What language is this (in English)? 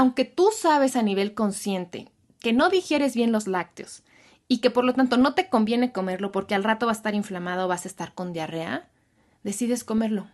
Spanish